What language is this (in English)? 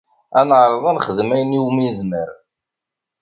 Kabyle